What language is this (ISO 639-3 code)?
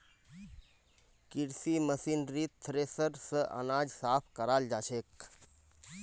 mag